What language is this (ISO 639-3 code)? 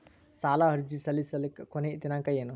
kan